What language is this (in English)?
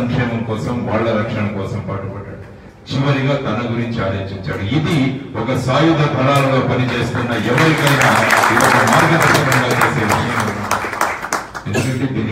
Telugu